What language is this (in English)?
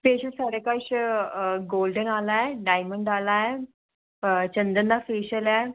Dogri